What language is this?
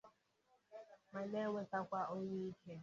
Igbo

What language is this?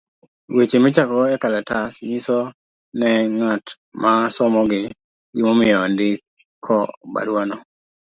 Luo (Kenya and Tanzania)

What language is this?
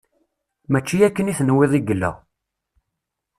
Kabyle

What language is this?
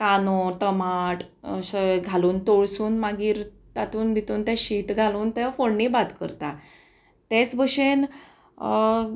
Konkani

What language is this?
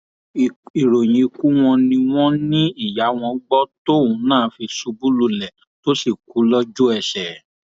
Yoruba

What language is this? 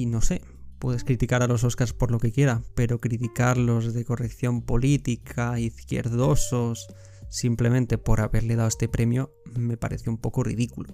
Spanish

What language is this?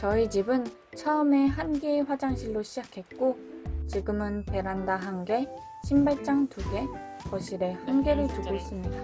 Korean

